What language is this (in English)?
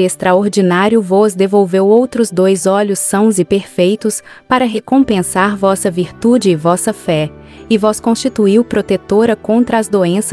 Portuguese